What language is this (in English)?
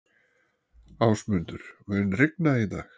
Icelandic